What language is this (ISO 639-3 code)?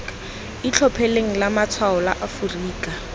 tsn